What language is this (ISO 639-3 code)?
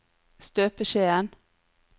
nor